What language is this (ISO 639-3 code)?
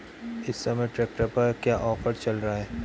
hin